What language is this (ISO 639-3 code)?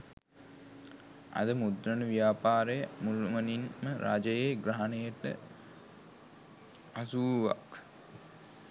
sin